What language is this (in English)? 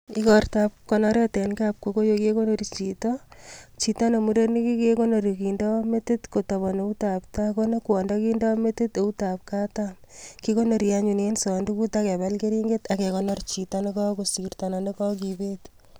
Kalenjin